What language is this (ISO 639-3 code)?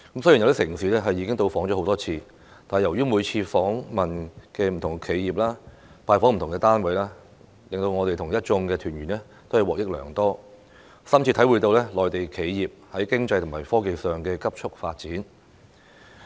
yue